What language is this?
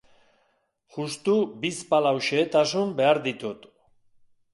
Basque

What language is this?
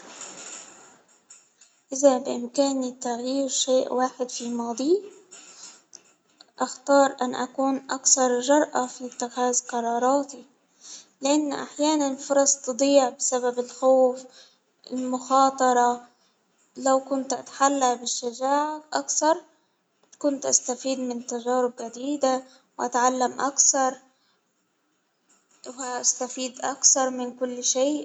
Hijazi Arabic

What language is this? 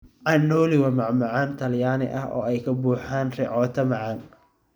Somali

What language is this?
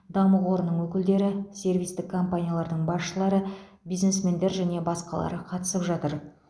Kazakh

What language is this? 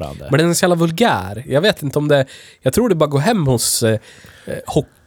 Swedish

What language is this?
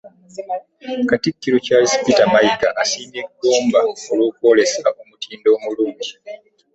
Ganda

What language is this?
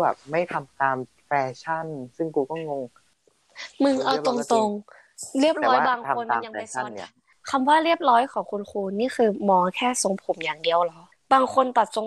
Thai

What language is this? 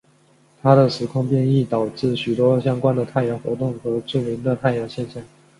Chinese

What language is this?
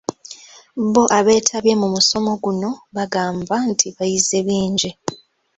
Ganda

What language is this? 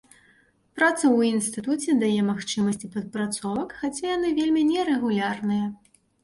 Belarusian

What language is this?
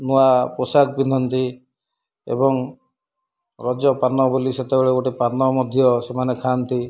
Odia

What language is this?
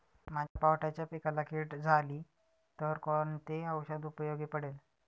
Marathi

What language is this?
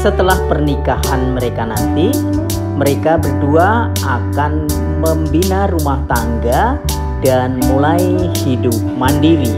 Indonesian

